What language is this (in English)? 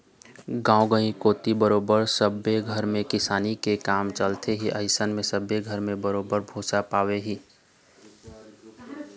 Chhattisgarhi